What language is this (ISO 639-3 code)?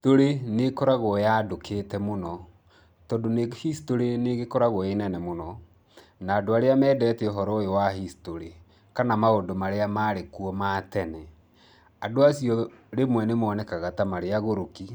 kik